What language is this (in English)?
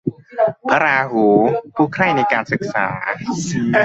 Thai